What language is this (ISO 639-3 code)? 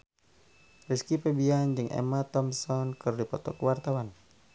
sun